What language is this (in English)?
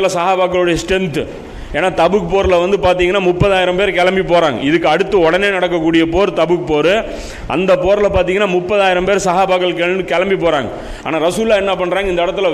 Tamil